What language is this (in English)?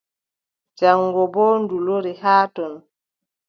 Adamawa Fulfulde